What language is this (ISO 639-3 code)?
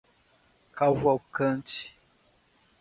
por